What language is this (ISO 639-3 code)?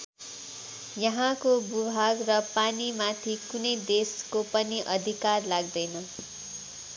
nep